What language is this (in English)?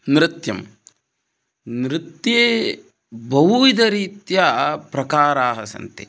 Sanskrit